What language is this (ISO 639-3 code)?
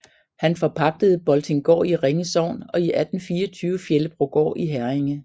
dan